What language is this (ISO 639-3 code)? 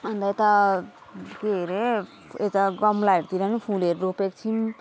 nep